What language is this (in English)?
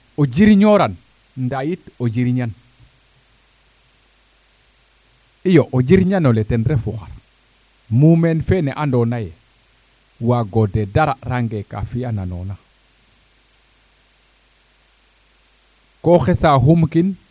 Serer